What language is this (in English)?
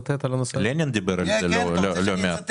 Hebrew